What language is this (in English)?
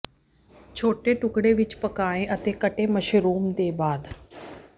Punjabi